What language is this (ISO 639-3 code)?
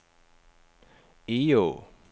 dan